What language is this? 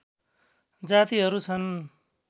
Nepali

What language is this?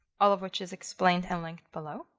English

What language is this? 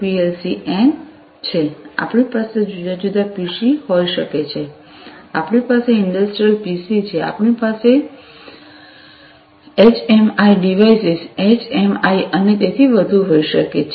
Gujarati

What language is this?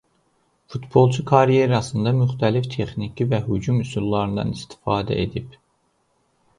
Azerbaijani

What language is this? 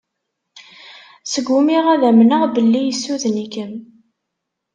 Kabyle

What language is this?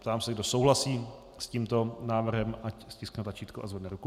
Czech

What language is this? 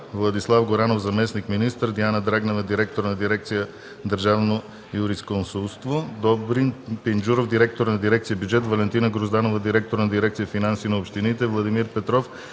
Bulgarian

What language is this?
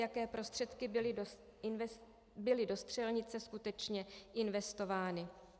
Czech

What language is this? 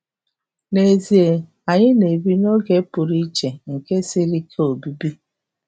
Igbo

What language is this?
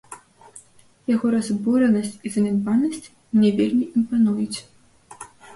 Belarusian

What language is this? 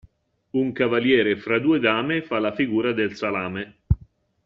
Italian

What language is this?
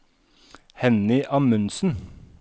Norwegian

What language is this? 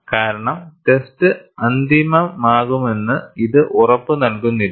Malayalam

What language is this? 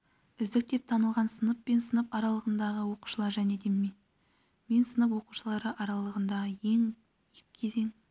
Kazakh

